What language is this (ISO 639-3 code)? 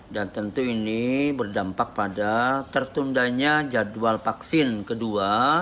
ind